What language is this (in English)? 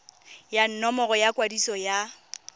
Tswana